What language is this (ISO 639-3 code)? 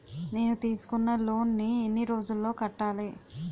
tel